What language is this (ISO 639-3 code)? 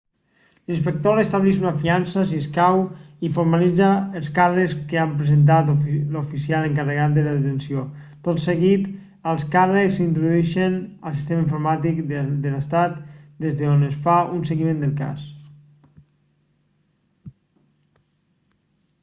cat